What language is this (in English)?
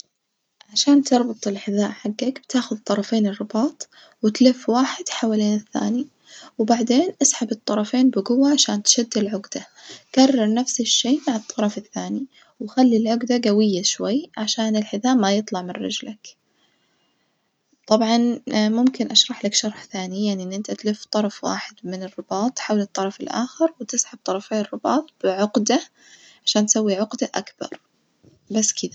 Najdi Arabic